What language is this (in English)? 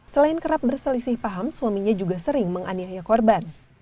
Indonesian